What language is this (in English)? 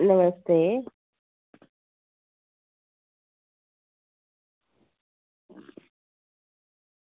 Dogri